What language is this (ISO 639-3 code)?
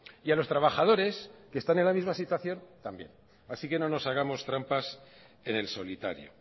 spa